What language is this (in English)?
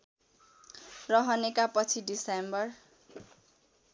Nepali